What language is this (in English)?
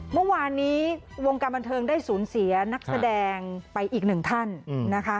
Thai